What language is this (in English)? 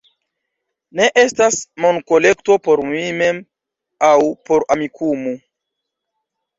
Esperanto